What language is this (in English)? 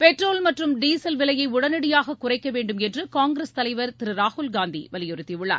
Tamil